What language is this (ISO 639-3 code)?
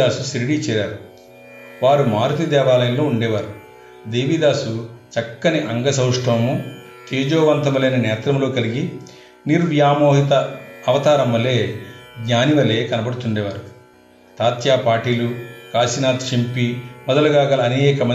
tel